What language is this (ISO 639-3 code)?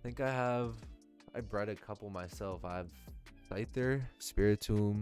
eng